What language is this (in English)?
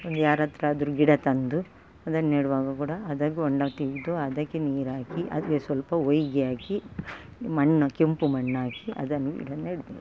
Kannada